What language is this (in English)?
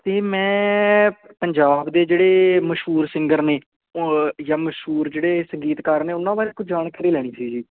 Punjabi